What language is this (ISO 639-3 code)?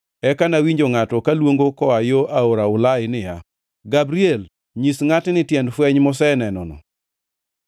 luo